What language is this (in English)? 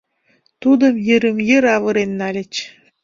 Mari